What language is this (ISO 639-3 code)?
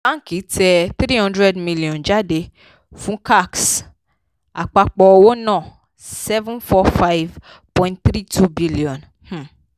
yor